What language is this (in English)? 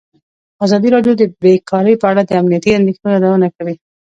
Pashto